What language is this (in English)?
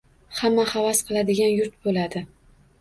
Uzbek